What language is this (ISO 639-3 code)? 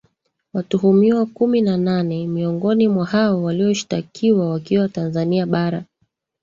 swa